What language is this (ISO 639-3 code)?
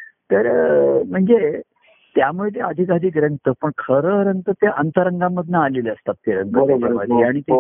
mar